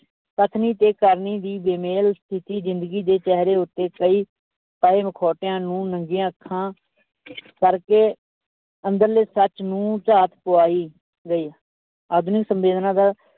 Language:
Punjabi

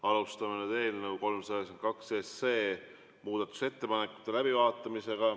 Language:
Estonian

